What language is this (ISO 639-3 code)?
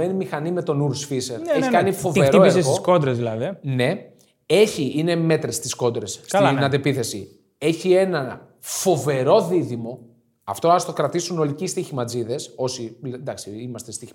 ell